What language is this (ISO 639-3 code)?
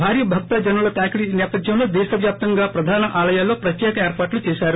tel